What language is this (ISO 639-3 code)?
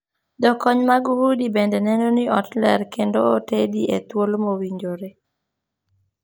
luo